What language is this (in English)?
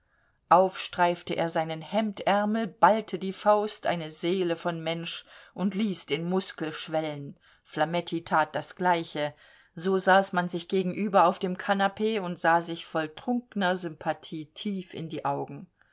German